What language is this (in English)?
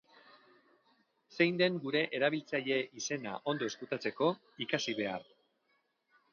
Basque